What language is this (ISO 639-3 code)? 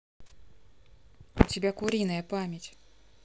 rus